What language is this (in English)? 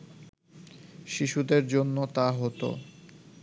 Bangla